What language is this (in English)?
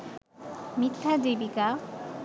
Bangla